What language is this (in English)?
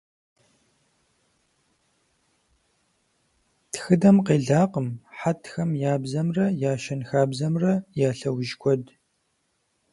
Kabardian